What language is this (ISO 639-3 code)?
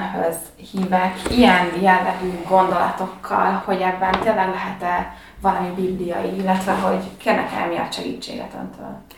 hun